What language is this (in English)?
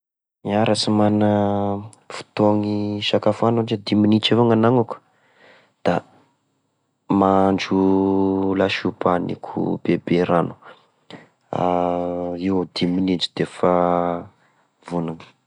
Tesaka Malagasy